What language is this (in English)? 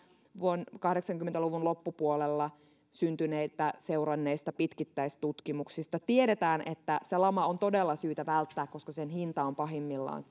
Finnish